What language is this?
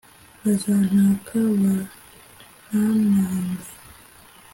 Kinyarwanda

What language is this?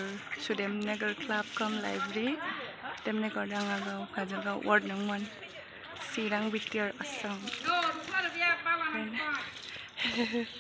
Thai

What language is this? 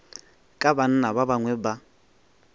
Northern Sotho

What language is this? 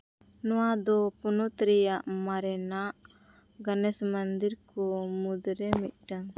Santali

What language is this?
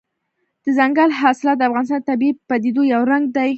Pashto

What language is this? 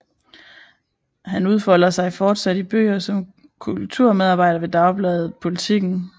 Danish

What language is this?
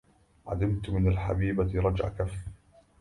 Arabic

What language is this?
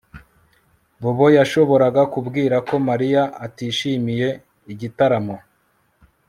Kinyarwanda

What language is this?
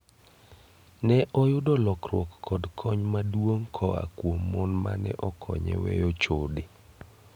Luo (Kenya and Tanzania)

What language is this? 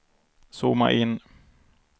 Swedish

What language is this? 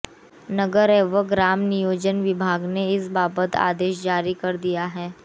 Hindi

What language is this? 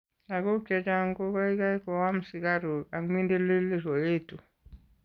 Kalenjin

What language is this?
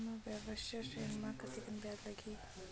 Chhattisgarhi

